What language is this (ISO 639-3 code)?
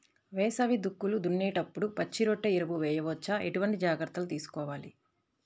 tel